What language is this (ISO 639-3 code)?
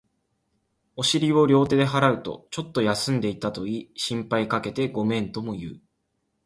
jpn